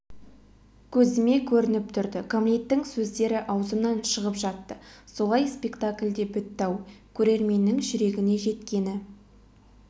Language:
Kazakh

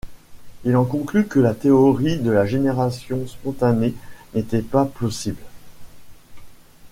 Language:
French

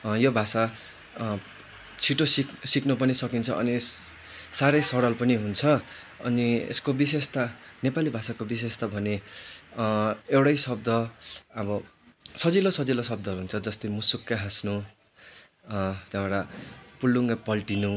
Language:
Nepali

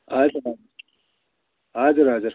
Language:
Nepali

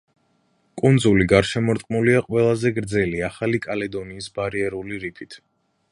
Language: Georgian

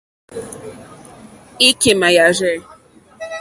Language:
Mokpwe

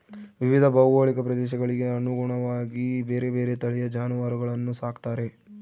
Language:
Kannada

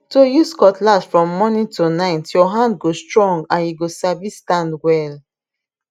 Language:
Nigerian Pidgin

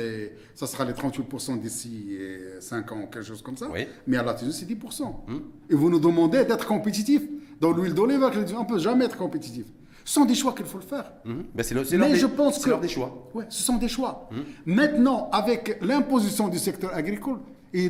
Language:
French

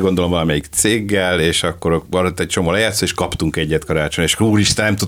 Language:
Hungarian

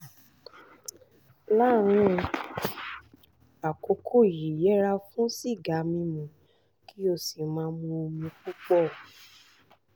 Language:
Yoruba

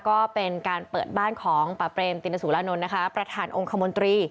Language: Thai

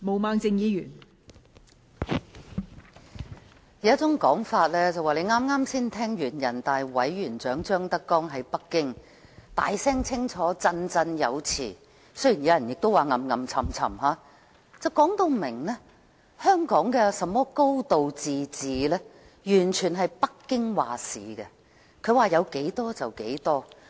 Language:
Cantonese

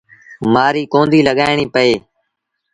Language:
Sindhi Bhil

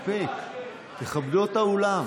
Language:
Hebrew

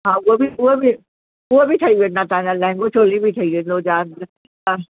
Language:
Sindhi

